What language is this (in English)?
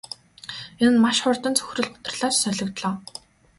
Mongolian